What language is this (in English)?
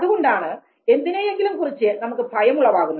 Malayalam